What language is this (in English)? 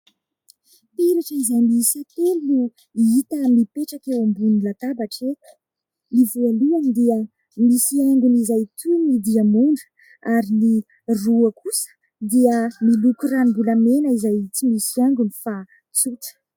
Malagasy